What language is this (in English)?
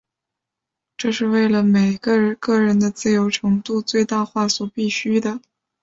Chinese